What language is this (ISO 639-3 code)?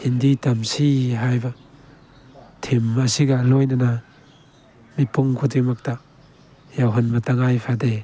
mni